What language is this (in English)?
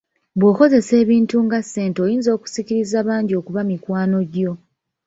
Ganda